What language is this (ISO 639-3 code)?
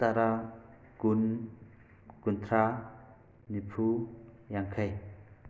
mni